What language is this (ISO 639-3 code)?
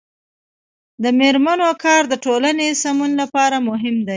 pus